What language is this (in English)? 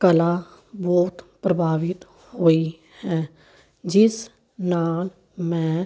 Punjabi